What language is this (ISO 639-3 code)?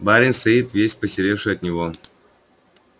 rus